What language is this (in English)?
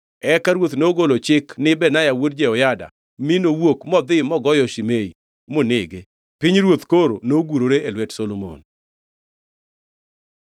Luo (Kenya and Tanzania)